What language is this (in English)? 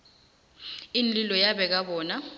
South Ndebele